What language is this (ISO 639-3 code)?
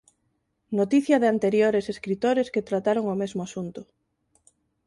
glg